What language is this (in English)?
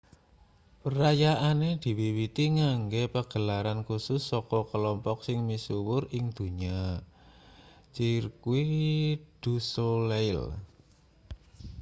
Javanese